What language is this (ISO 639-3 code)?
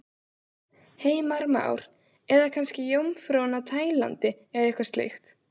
isl